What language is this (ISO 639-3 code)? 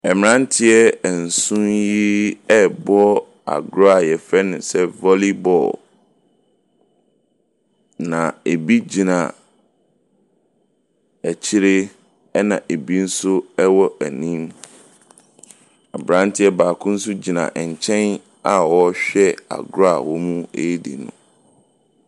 aka